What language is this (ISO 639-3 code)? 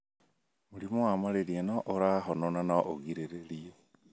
kik